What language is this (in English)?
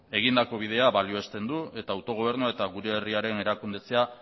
Basque